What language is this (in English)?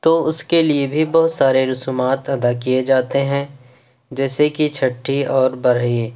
Urdu